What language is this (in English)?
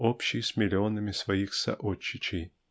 Russian